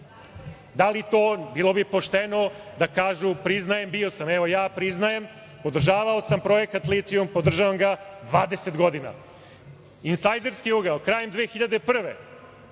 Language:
Serbian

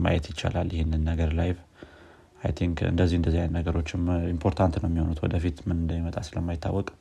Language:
Amharic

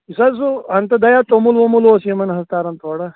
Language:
Kashmiri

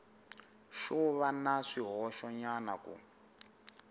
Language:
Tsonga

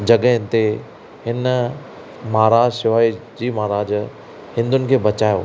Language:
Sindhi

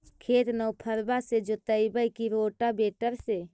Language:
Magahi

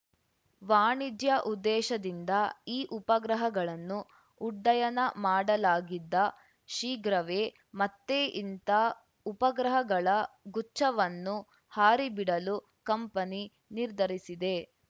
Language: Kannada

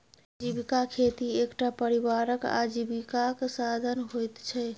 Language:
Maithili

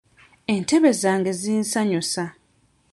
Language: Ganda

